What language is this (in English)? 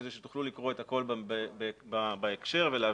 Hebrew